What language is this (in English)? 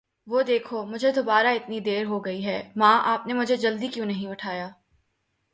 Urdu